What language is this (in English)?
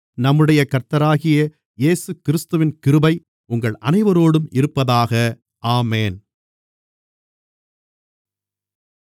Tamil